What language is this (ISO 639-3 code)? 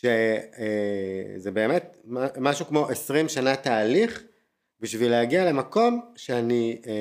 heb